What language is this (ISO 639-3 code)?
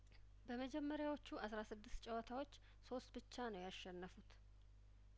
amh